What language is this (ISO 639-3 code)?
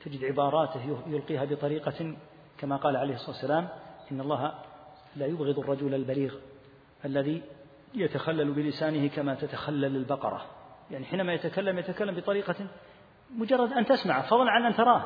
ara